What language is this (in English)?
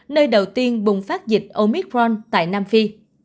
Vietnamese